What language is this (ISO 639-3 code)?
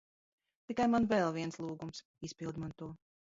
lav